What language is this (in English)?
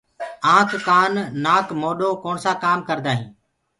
Gurgula